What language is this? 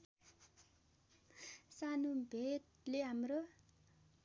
Nepali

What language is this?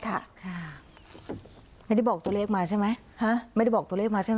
Thai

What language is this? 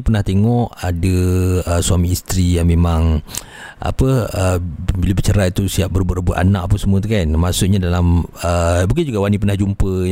Malay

